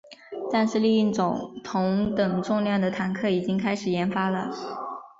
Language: Chinese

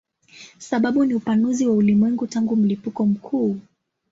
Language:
Swahili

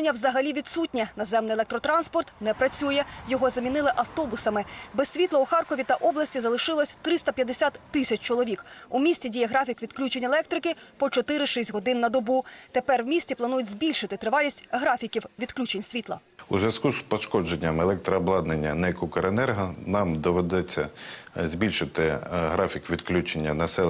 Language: Ukrainian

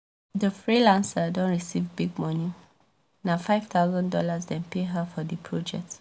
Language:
Nigerian Pidgin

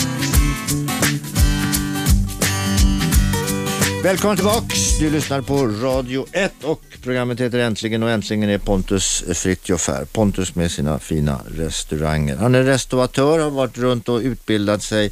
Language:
Swedish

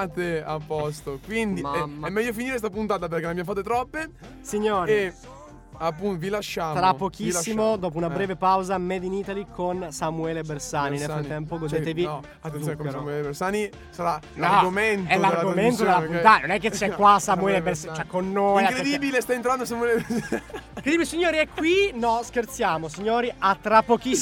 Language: Italian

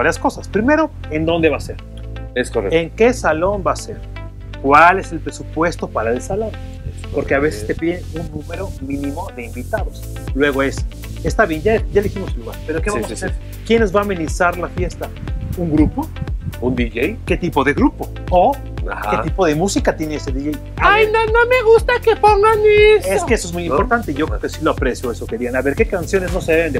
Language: Spanish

